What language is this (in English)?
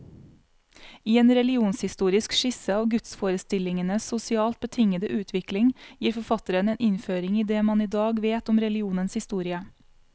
Norwegian